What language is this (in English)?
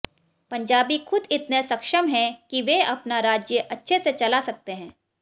Hindi